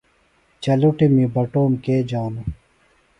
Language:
Phalura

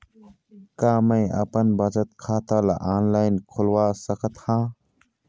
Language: Chhattisgarhi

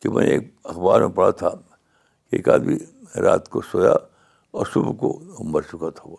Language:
Urdu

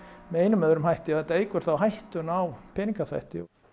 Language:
Icelandic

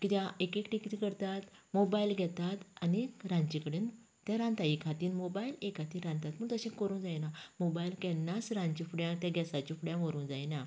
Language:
Konkani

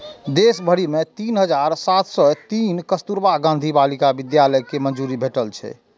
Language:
Maithili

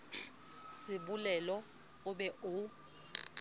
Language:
Southern Sotho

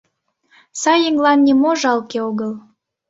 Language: Mari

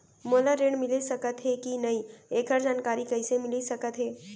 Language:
Chhattisgarhi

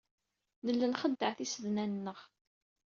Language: Kabyle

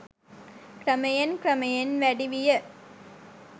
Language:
Sinhala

